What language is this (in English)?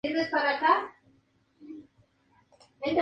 Spanish